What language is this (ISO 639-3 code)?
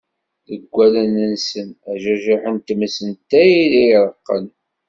kab